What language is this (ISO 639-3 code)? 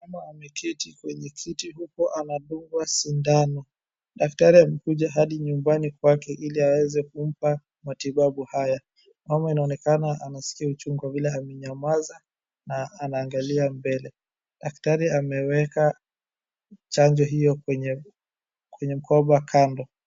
swa